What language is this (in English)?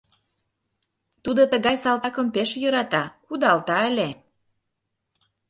Mari